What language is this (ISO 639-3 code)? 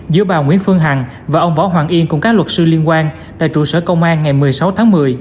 vie